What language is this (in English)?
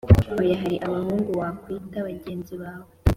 Kinyarwanda